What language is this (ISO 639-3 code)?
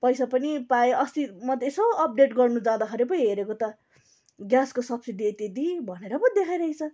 nep